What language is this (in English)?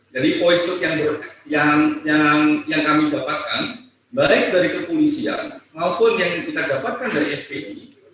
Indonesian